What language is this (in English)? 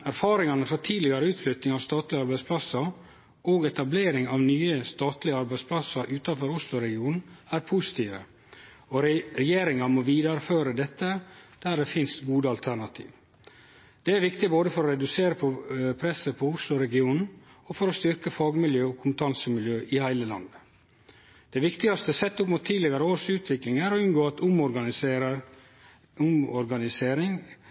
Norwegian Nynorsk